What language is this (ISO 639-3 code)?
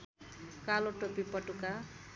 nep